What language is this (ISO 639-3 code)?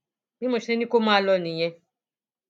yor